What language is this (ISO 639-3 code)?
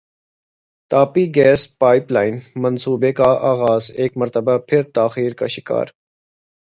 urd